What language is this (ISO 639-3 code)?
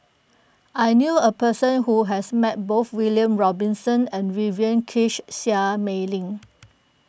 eng